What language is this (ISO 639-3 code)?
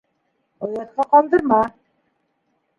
bak